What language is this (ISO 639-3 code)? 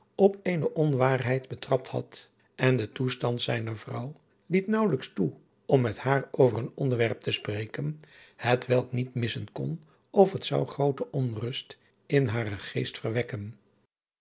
nld